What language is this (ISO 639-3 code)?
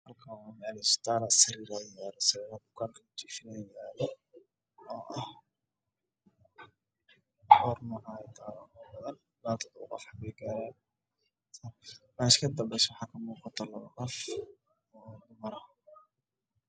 som